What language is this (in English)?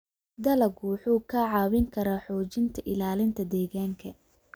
Somali